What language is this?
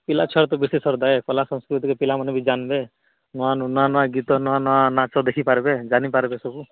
Odia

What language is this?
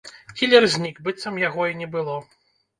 Belarusian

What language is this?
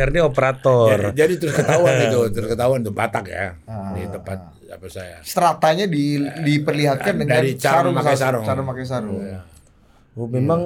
Indonesian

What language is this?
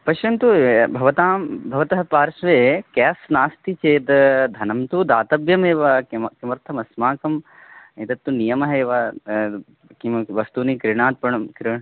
Sanskrit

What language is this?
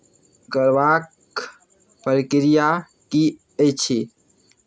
Maithili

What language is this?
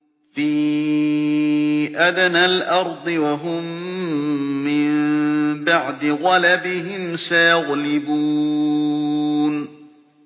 Arabic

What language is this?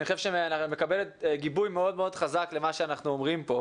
Hebrew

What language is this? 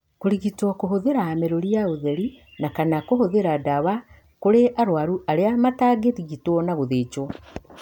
Kikuyu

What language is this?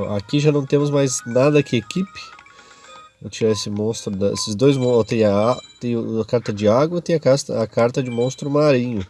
Portuguese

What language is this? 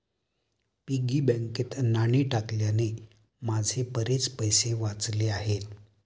Marathi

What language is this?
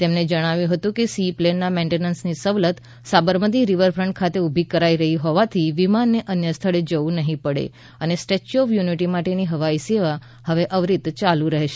Gujarati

